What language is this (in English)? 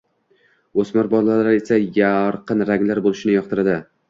Uzbek